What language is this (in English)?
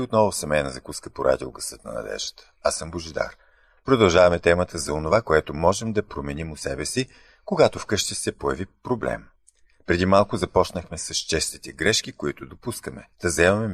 Bulgarian